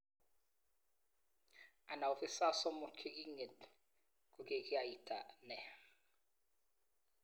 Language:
Kalenjin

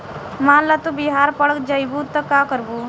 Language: Bhojpuri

